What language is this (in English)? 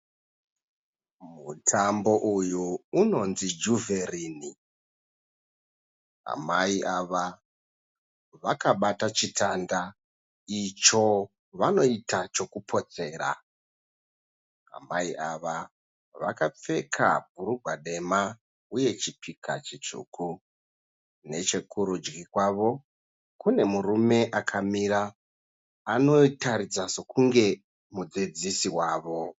Shona